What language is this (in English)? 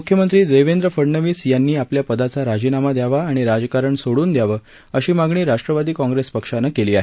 Marathi